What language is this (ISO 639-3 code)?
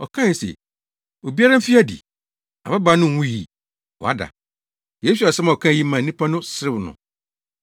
aka